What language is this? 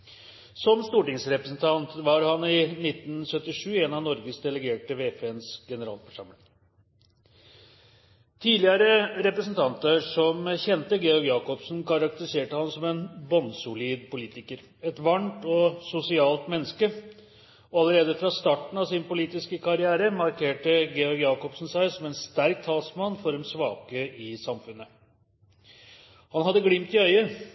Norwegian Bokmål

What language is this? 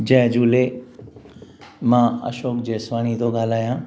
Sindhi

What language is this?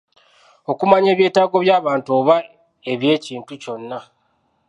Ganda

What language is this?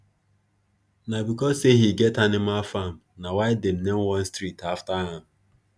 Nigerian Pidgin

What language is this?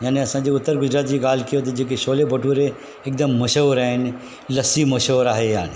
Sindhi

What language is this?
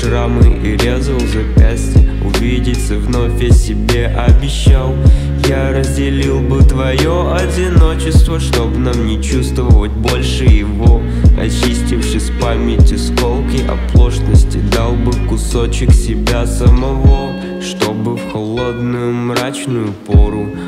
Russian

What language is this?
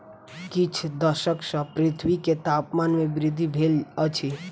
Maithili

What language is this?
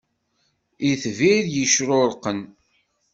Kabyle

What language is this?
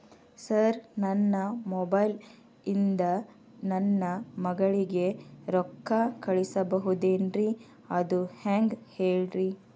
Kannada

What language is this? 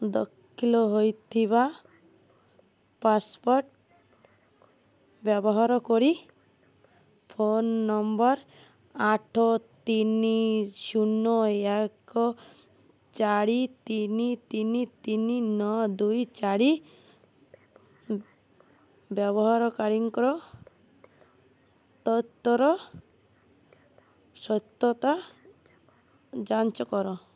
Odia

